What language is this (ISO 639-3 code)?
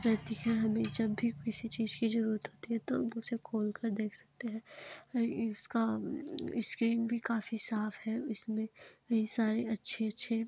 hin